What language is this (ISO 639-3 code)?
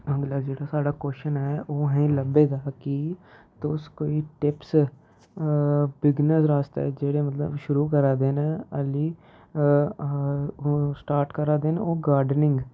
doi